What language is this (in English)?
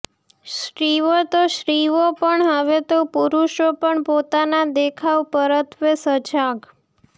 Gujarati